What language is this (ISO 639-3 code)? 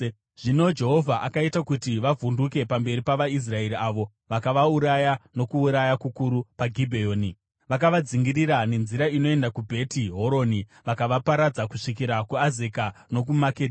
sna